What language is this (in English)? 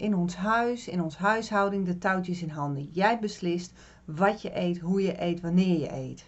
Dutch